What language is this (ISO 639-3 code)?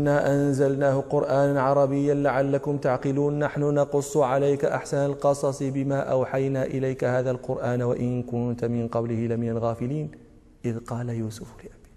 ara